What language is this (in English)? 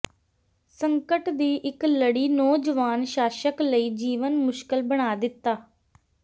Punjabi